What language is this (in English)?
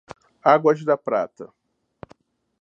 Portuguese